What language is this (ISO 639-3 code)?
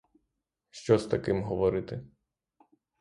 ukr